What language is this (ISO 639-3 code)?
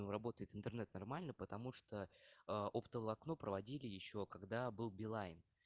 rus